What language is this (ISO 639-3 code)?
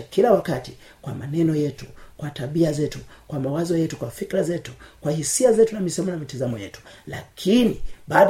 swa